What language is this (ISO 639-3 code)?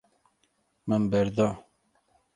kur